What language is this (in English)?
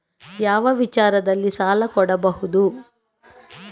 Kannada